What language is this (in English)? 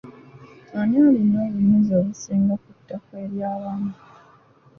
Ganda